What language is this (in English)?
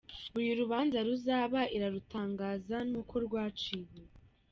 Kinyarwanda